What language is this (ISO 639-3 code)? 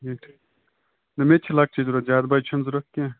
kas